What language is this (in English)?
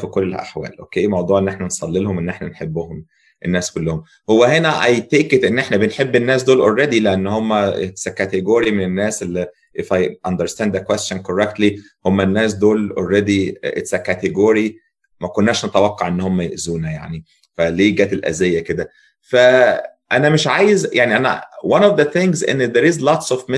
Arabic